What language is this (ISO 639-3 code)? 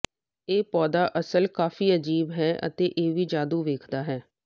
pan